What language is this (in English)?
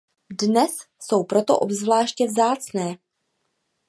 Czech